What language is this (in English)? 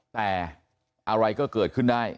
Thai